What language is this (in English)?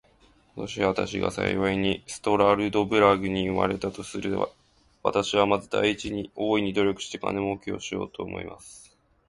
Japanese